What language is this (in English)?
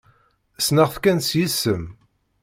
Kabyle